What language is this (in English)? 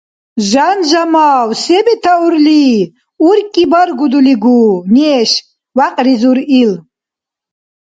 Dargwa